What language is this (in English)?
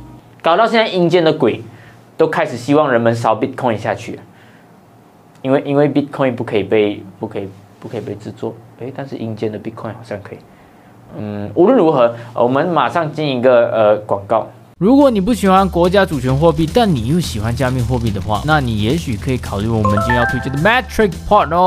Chinese